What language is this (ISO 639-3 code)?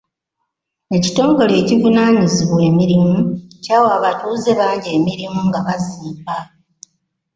lug